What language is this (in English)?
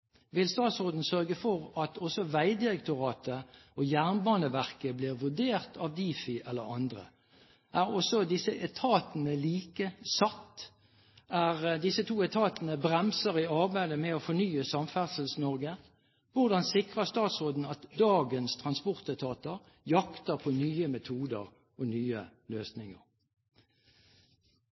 Norwegian Bokmål